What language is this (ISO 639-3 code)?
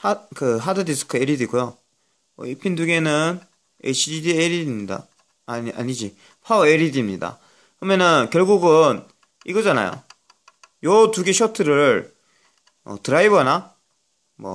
kor